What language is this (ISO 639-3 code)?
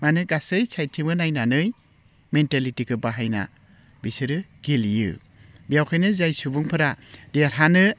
brx